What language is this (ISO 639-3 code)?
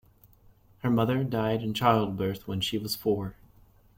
eng